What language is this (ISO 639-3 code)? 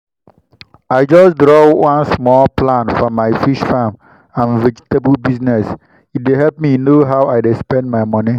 pcm